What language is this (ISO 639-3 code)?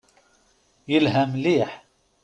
kab